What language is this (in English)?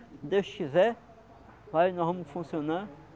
Portuguese